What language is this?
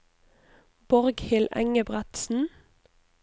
Norwegian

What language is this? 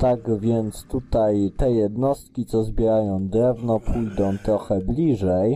Polish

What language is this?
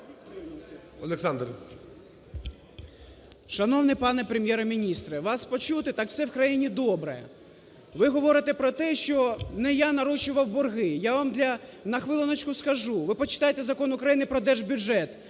Ukrainian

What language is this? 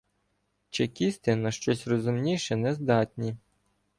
Ukrainian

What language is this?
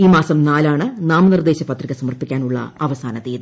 Malayalam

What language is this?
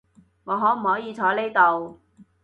Cantonese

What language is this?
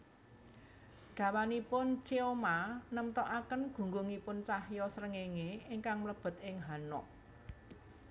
Javanese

